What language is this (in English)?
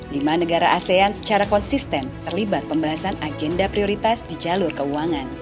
Indonesian